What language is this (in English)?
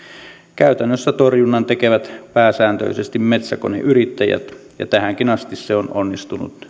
Finnish